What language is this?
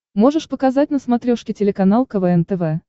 Russian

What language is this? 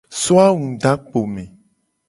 Gen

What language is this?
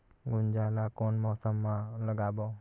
Chhattisgarhi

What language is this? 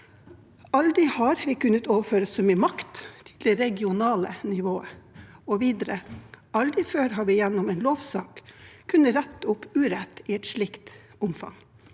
Norwegian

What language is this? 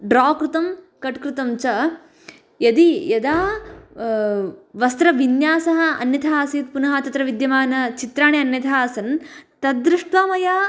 Sanskrit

